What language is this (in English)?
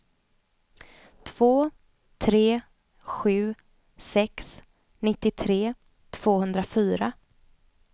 Swedish